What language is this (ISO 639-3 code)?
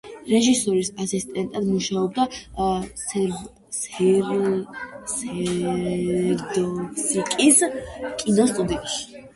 kat